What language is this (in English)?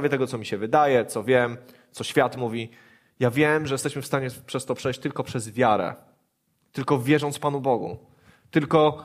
Polish